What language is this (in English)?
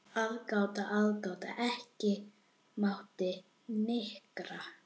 Icelandic